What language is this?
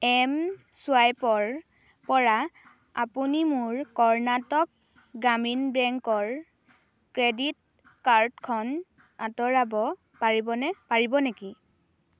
Assamese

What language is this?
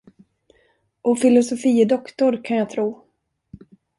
Swedish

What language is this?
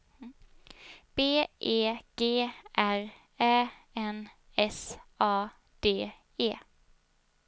Swedish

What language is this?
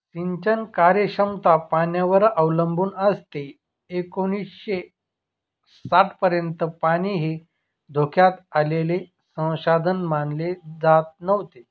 Marathi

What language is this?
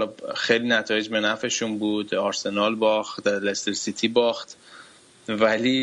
Persian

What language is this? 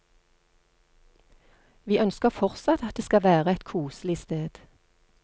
Norwegian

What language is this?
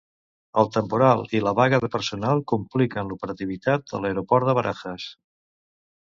Catalan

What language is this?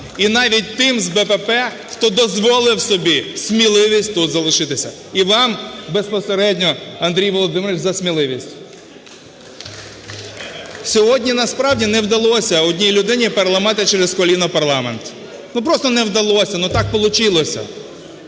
Ukrainian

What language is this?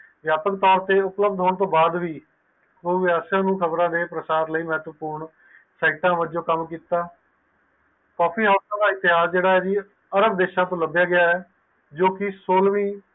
Punjabi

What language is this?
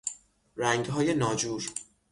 Persian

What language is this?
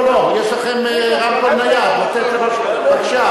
Hebrew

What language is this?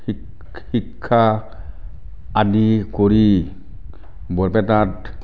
Assamese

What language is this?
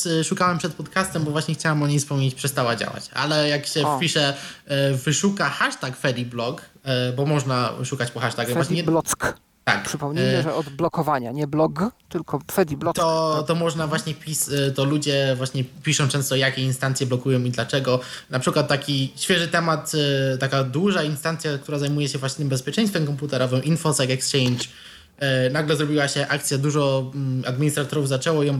Polish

